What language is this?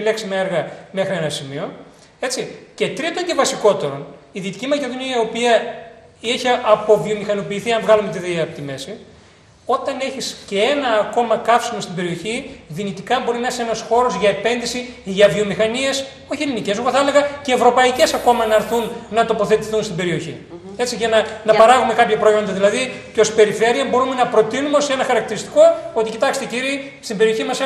Greek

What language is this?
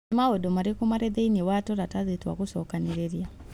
Kikuyu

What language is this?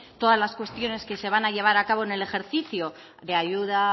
Spanish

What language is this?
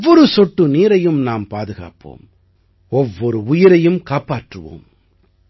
Tamil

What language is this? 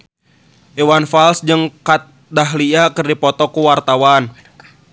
Sundanese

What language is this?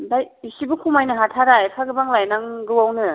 Bodo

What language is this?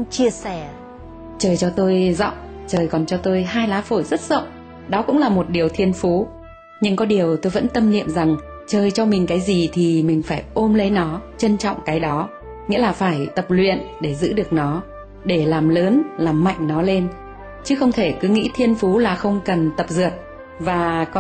Vietnamese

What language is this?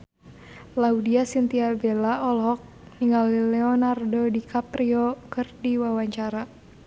Sundanese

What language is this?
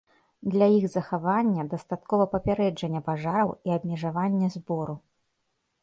Belarusian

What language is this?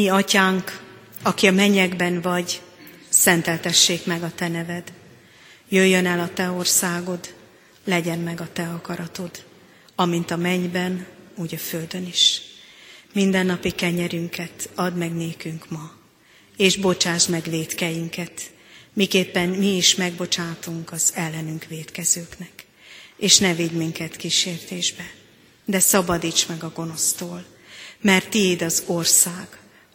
Hungarian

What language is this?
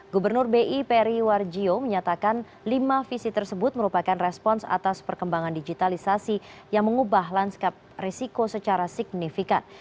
Indonesian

